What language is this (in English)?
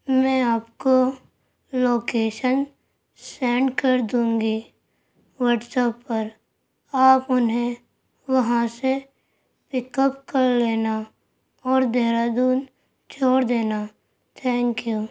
Urdu